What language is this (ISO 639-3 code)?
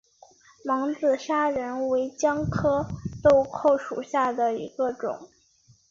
zho